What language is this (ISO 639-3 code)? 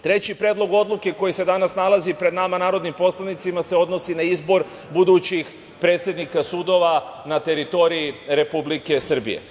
srp